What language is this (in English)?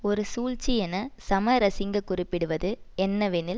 Tamil